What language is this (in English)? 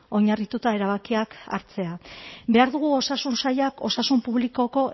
Basque